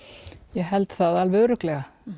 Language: Icelandic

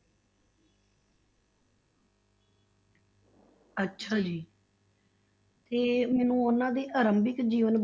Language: Punjabi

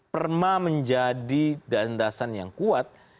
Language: Indonesian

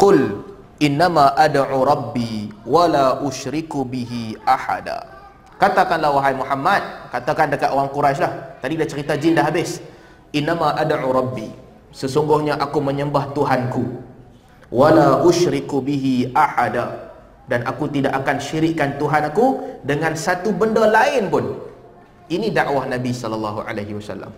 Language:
Malay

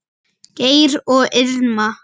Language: Icelandic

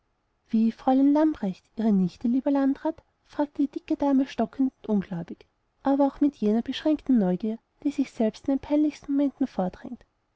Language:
German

